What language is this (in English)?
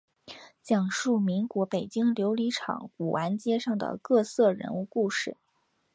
Chinese